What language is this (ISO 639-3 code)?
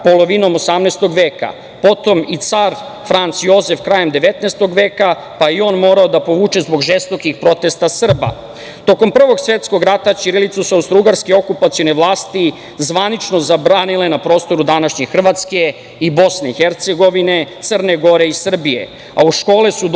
srp